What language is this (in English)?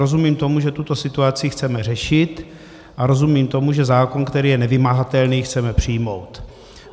Czech